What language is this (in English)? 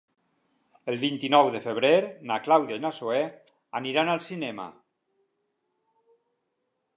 Catalan